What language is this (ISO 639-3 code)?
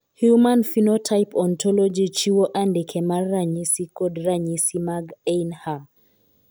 luo